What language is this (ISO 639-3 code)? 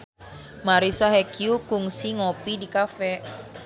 sun